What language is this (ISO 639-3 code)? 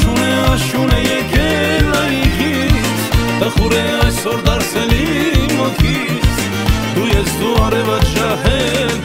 ron